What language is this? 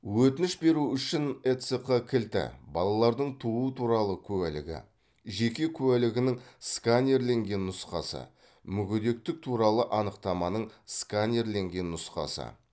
Kazakh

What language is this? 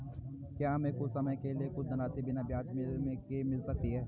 Hindi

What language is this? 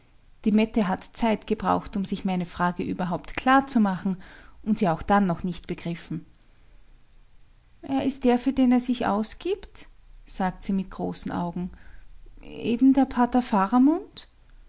German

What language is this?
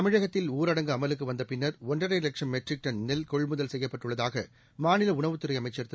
Tamil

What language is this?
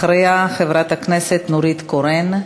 Hebrew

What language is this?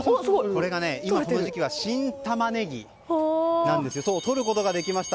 Japanese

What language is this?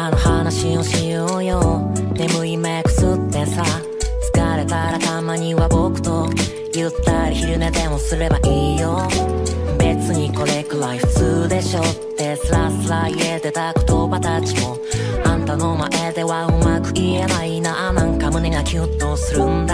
Thai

